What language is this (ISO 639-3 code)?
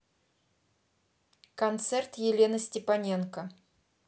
rus